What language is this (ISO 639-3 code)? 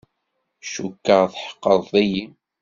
kab